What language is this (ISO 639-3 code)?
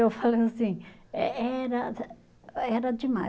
por